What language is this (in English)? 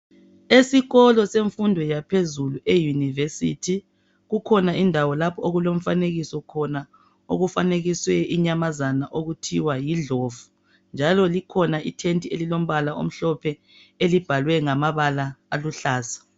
North Ndebele